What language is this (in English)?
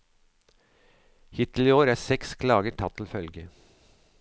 Norwegian